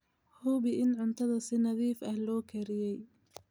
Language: Somali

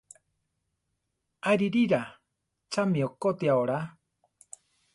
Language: Central Tarahumara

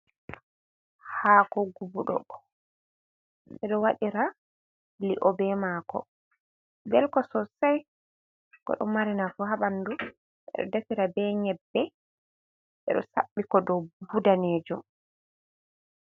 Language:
Fula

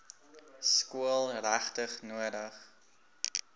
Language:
Afrikaans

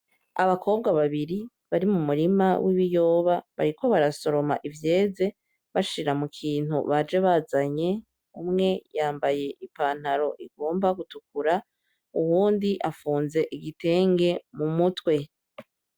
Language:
Rundi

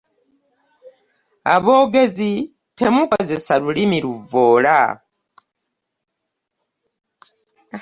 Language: Ganda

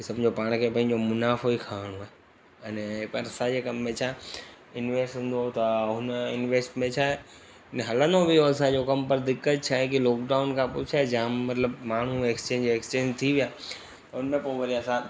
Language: Sindhi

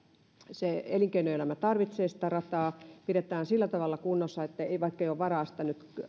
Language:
Finnish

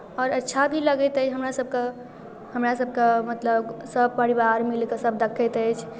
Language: Maithili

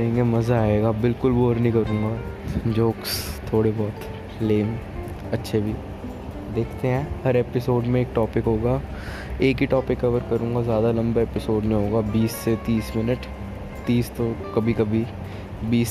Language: Hindi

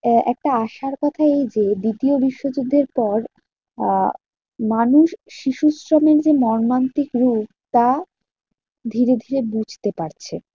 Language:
Bangla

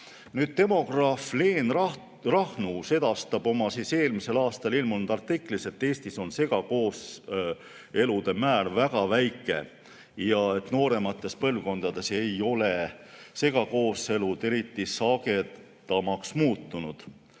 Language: Estonian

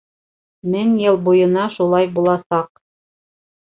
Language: Bashkir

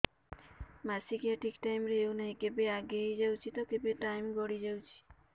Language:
Odia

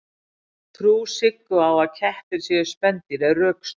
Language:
Icelandic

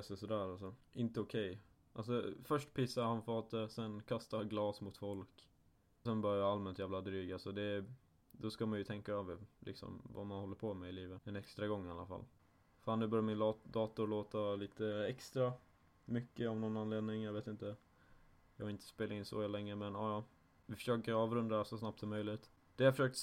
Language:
Swedish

